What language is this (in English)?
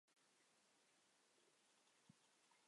Chinese